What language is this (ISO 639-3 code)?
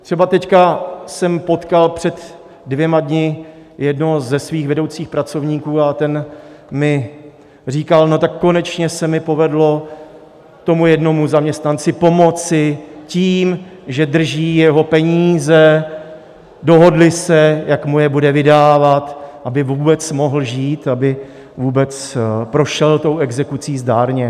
ces